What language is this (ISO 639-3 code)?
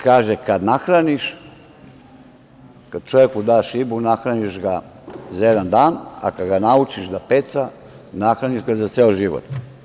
srp